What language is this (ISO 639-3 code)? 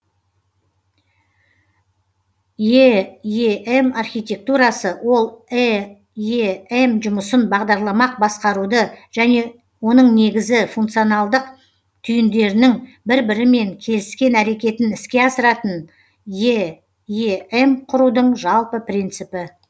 kaz